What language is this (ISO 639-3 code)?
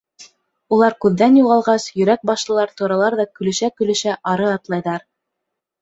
bak